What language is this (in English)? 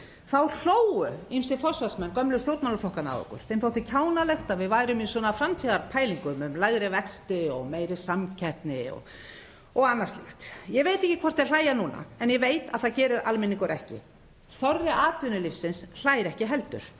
Icelandic